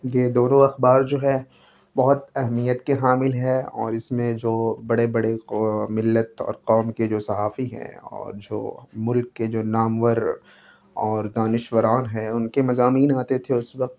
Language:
Urdu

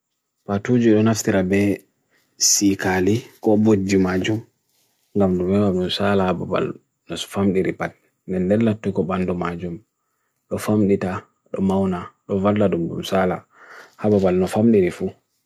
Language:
Bagirmi Fulfulde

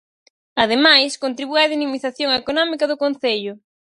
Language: Galician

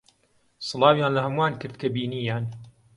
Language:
Central Kurdish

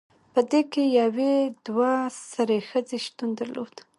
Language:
Pashto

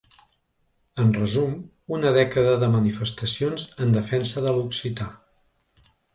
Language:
Catalan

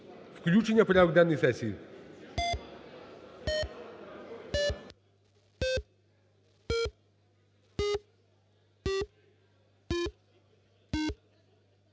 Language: Ukrainian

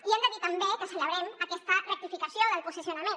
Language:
Catalan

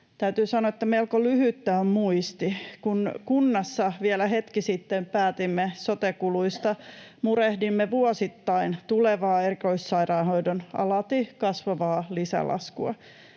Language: Finnish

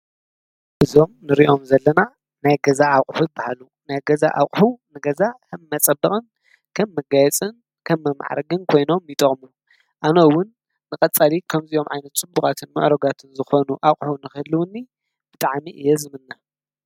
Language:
Tigrinya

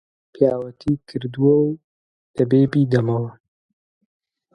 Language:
Central Kurdish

